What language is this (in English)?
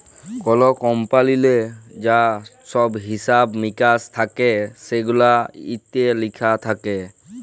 Bangla